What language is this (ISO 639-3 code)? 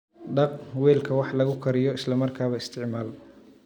som